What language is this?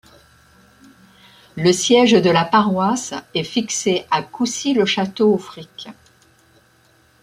French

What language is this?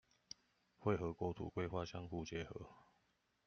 Chinese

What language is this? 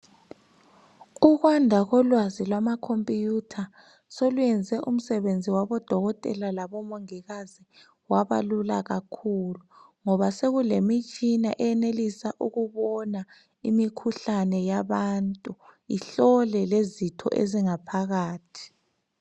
North Ndebele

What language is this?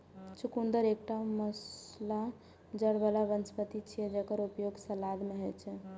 Maithili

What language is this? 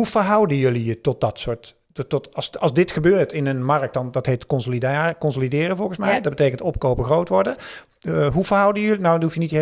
Dutch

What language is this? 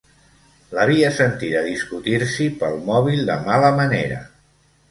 Catalan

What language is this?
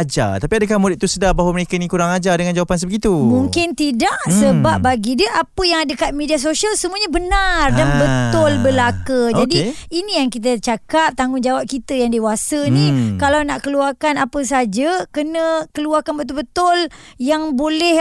Malay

